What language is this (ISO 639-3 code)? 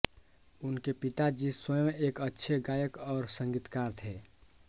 hin